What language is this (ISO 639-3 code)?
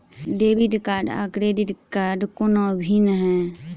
mai